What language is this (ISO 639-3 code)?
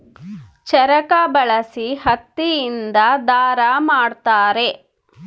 kan